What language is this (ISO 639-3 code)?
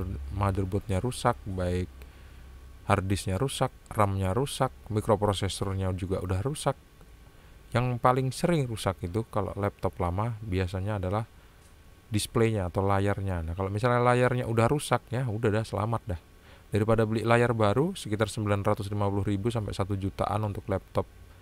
ind